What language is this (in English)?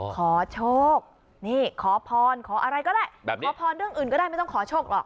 Thai